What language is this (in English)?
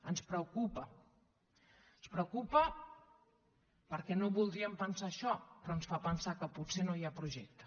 Catalan